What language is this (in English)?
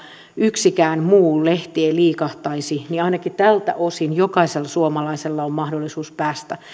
Finnish